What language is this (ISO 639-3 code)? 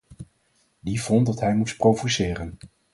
nld